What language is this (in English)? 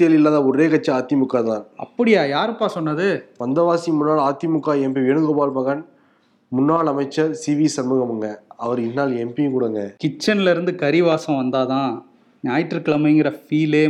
Tamil